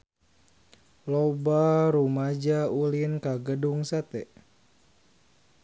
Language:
Sundanese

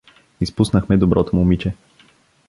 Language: Bulgarian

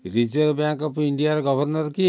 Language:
Odia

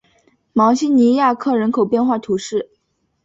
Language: Chinese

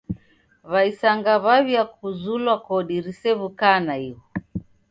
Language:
Taita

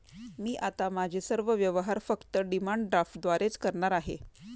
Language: Marathi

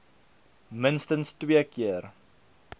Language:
Afrikaans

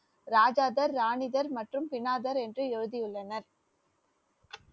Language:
Tamil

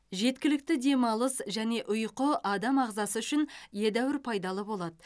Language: Kazakh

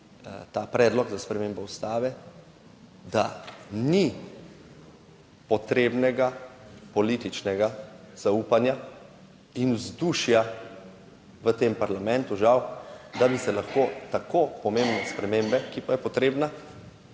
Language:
Slovenian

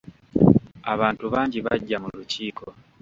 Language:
Ganda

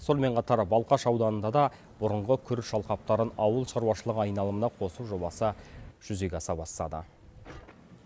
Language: Kazakh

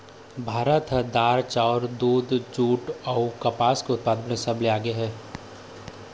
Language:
Chhattisgarhi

